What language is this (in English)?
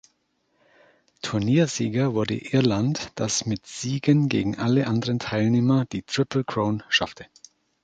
German